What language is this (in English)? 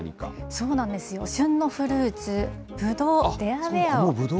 Japanese